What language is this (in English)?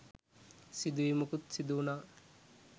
Sinhala